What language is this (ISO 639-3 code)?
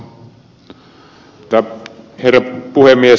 fin